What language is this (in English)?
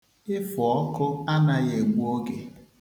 Igbo